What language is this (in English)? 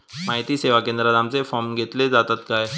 Marathi